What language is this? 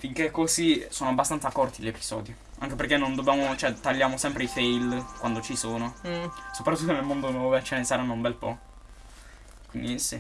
Italian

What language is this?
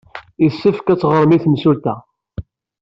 Kabyle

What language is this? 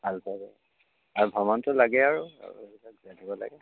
Assamese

